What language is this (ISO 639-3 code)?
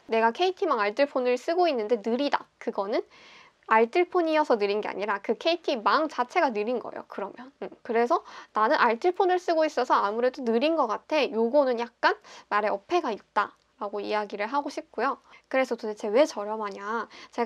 kor